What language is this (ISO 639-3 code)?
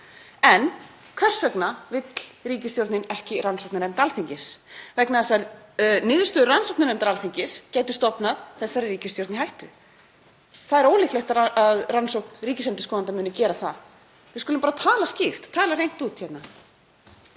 isl